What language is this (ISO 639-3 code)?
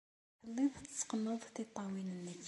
kab